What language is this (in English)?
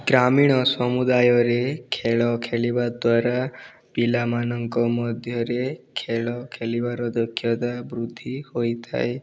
Odia